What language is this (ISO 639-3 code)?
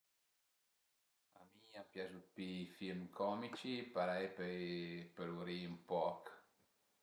pms